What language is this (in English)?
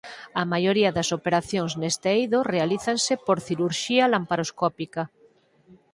Galician